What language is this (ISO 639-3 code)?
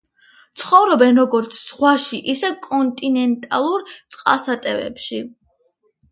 kat